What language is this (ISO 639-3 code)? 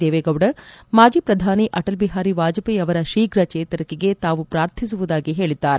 kan